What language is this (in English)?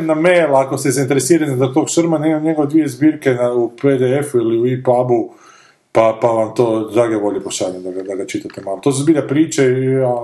Croatian